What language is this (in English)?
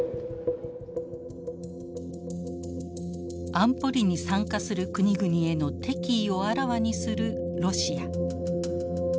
Japanese